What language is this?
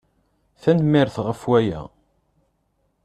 Kabyle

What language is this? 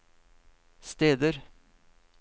Norwegian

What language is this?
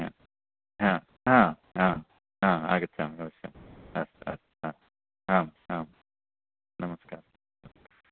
Sanskrit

